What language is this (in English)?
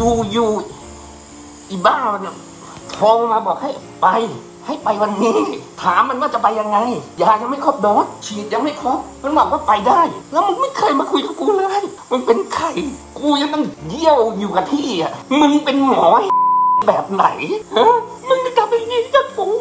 Thai